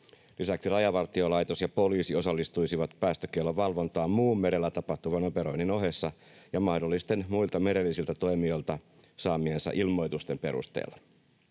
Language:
Finnish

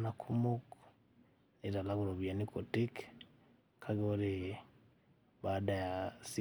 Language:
Masai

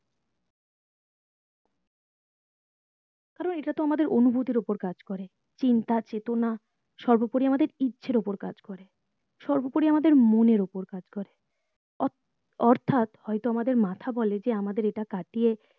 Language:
Bangla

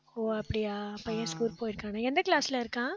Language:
Tamil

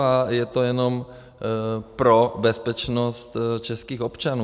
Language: Czech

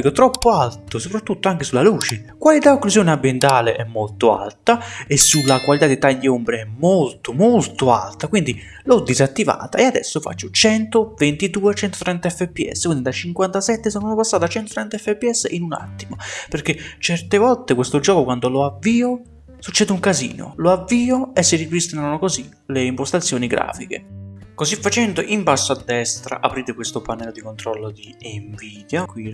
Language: Italian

